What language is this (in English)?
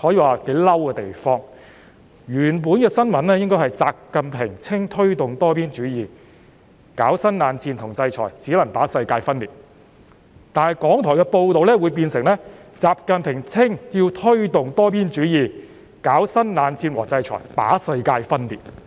Cantonese